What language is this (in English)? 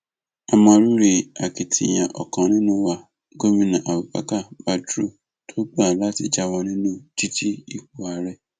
Yoruba